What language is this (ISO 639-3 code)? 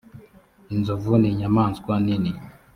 kin